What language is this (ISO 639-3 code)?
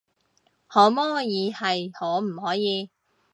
yue